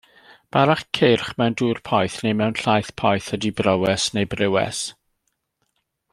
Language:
Welsh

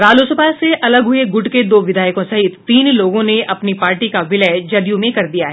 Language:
Hindi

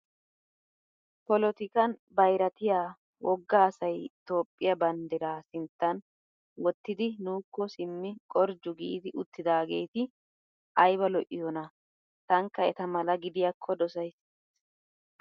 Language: Wolaytta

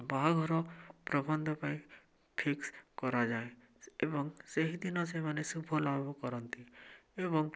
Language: Odia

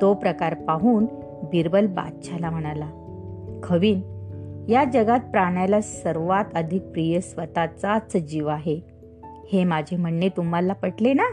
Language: Marathi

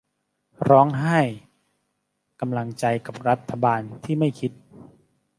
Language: Thai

